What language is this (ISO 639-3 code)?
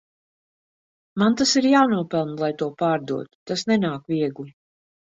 lav